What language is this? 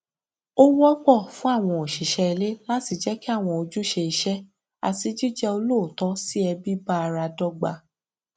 Yoruba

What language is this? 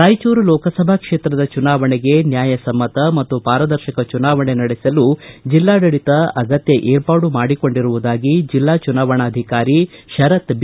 Kannada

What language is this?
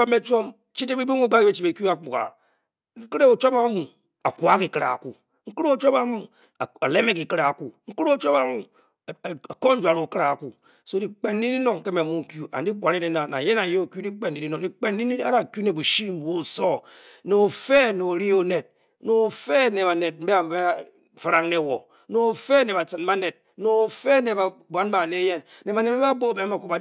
Bokyi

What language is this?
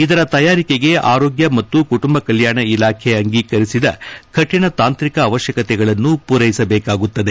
Kannada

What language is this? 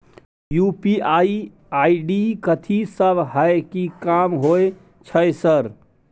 Maithili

